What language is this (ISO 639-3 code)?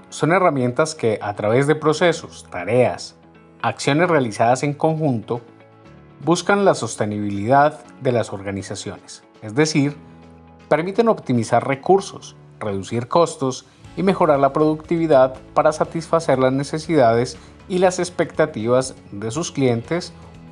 spa